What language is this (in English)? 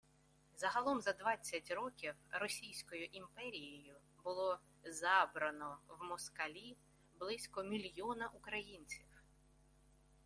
Ukrainian